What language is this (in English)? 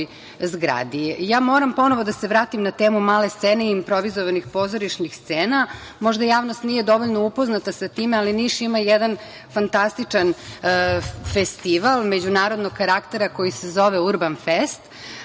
Serbian